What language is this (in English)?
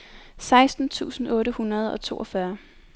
Danish